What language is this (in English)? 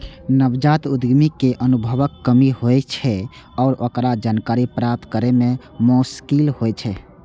Maithili